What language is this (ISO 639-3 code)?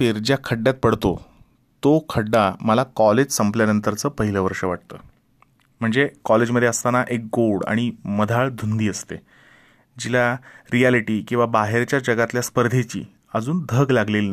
mar